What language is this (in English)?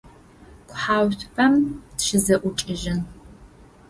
Adyghe